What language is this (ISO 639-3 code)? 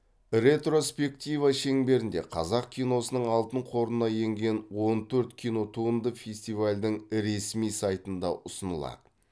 kaz